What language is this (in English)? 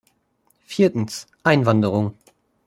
German